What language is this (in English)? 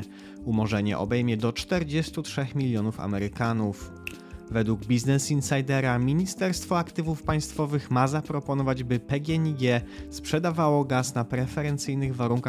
Polish